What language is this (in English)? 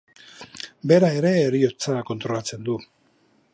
Basque